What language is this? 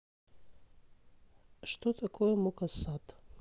Russian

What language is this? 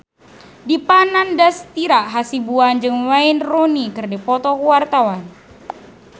Sundanese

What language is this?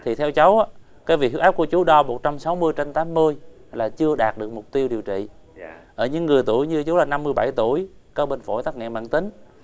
Vietnamese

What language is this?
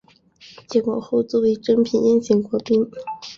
Chinese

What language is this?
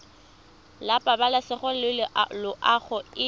Tswana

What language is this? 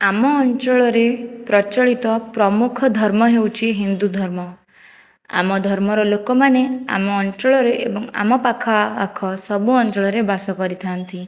Odia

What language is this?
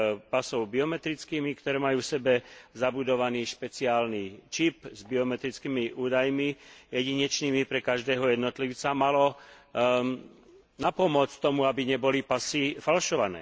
Slovak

